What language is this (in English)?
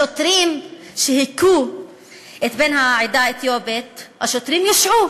Hebrew